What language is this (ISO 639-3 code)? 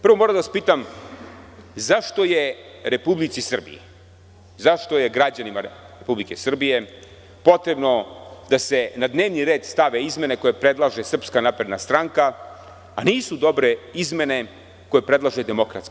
srp